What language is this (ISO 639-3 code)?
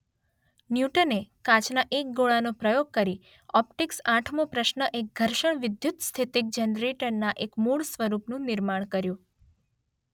guj